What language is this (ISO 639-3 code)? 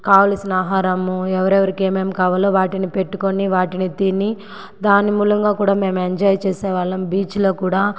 tel